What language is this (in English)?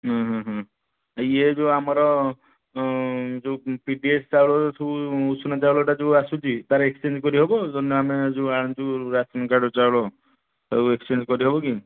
Odia